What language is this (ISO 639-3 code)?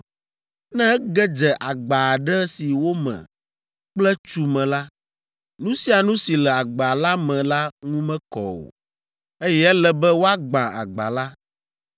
ewe